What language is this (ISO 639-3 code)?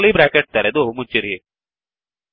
kan